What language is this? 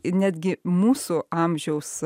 Lithuanian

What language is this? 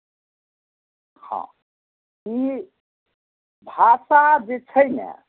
Maithili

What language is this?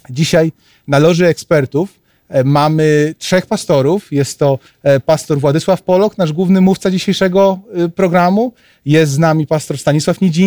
Polish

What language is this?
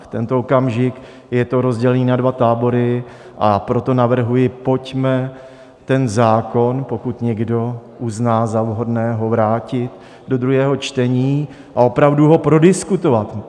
Czech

